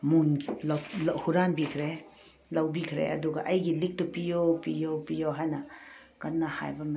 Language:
Manipuri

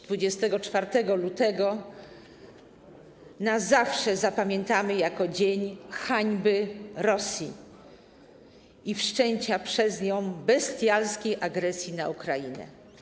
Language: Polish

